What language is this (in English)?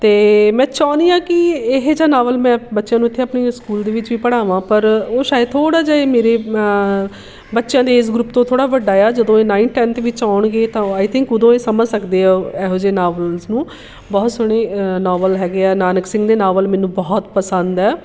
Punjabi